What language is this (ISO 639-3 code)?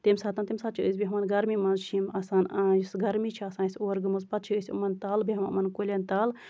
kas